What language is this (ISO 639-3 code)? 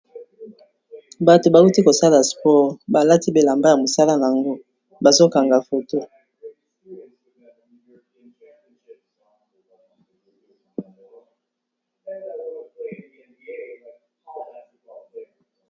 lin